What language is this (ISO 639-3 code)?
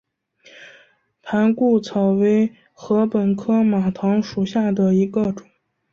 zho